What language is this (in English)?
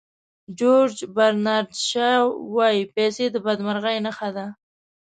Pashto